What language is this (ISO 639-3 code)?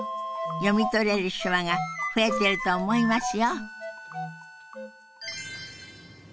jpn